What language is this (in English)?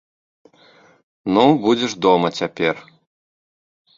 Belarusian